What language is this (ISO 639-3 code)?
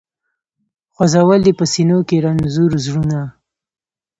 pus